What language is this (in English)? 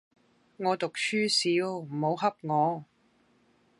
Cantonese